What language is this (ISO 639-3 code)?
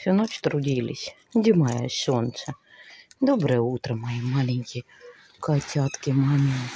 rus